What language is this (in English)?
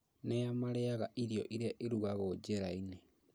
Kikuyu